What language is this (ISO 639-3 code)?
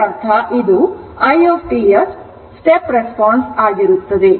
kan